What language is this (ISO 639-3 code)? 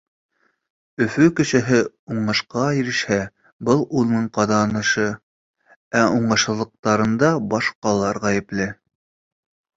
bak